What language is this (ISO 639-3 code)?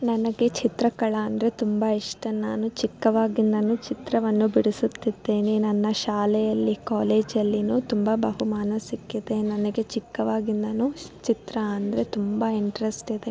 kan